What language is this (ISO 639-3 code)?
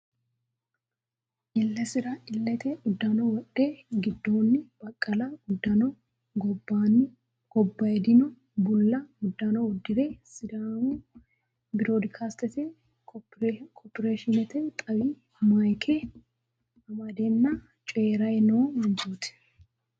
sid